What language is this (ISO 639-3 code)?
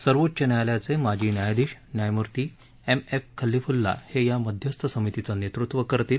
mar